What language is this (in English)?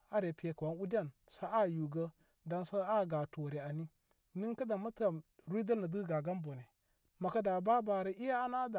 Koma